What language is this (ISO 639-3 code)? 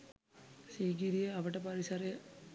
sin